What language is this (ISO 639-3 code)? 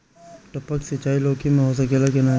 bho